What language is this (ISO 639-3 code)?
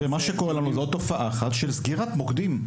heb